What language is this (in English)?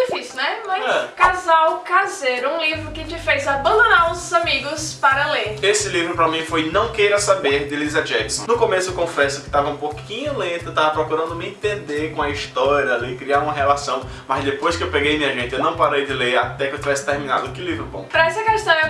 Portuguese